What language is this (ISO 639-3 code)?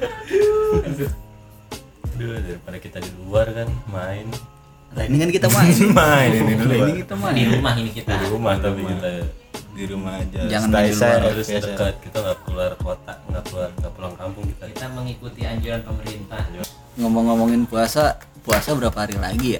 ind